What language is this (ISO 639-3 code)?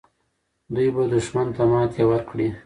pus